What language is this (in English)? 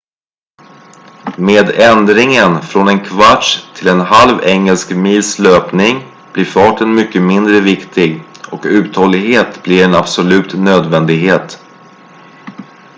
Swedish